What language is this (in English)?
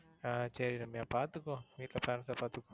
Tamil